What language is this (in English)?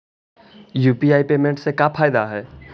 Magahi